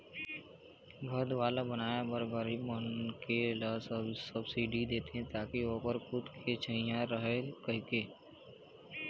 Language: Chhattisgarhi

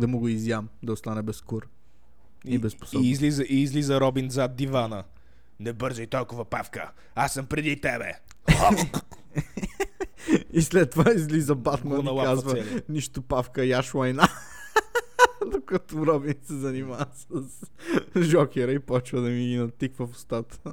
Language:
Bulgarian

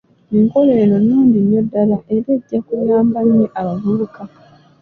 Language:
Ganda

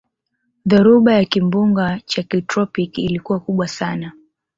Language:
Swahili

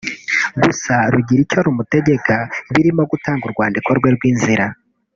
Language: Kinyarwanda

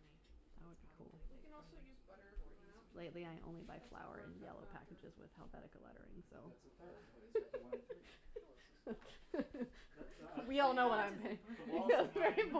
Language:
English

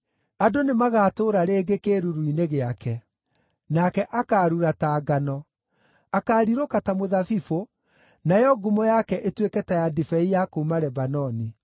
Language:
Kikuyu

